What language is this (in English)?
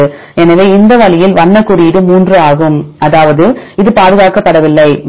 Tamil